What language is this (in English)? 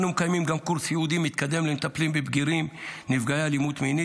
Hebrew